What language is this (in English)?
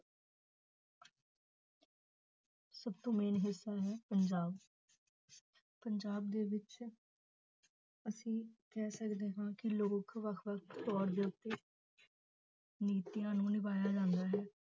Punjabi